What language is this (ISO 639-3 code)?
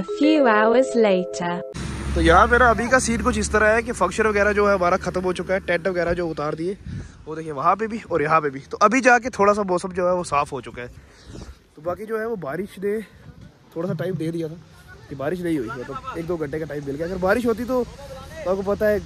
hin